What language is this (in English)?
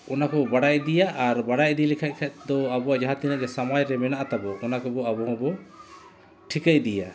Santali